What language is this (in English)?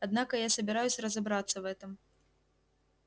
Russian